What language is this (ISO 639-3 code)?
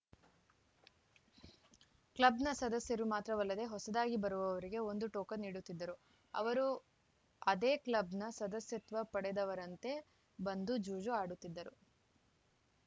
kan